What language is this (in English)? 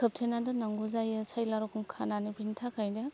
Bodo